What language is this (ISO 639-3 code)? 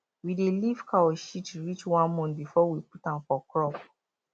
pcm